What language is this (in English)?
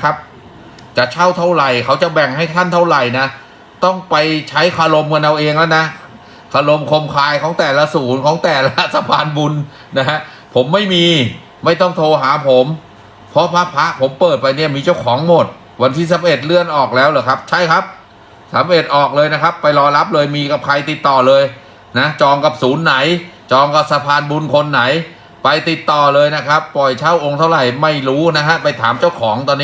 Thai